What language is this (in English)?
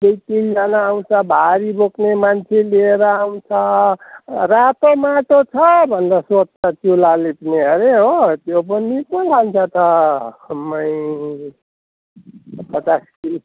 Nepali